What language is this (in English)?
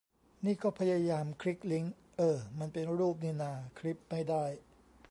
Thai